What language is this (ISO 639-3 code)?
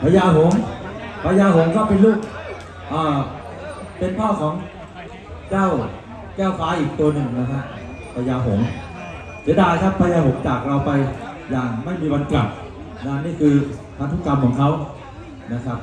tha